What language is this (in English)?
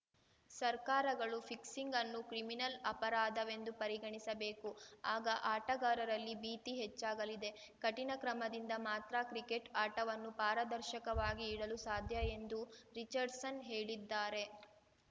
Kannada